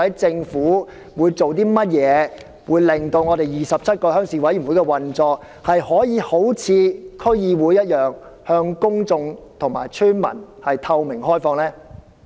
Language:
Cantonese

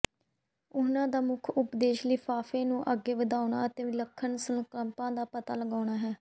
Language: Punjabi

